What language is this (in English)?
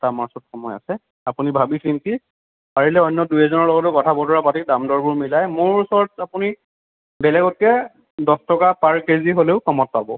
Assamese